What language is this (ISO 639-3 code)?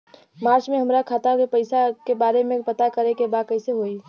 bho